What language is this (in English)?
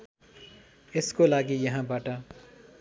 Nepali